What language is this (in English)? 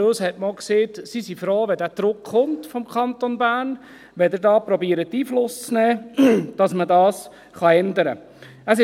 Swiss German